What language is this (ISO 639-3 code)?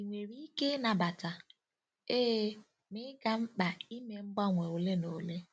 ibo